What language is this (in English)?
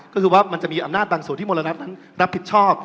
Thai